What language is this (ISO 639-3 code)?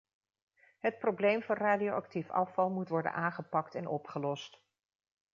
nld